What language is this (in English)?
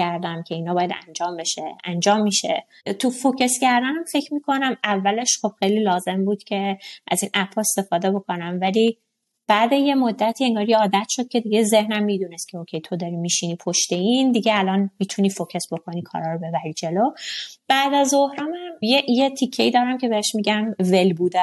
Persian